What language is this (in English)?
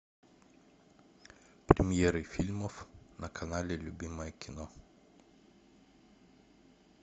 Russian